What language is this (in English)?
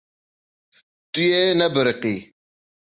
Kurdish